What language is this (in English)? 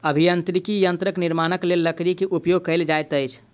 Maithili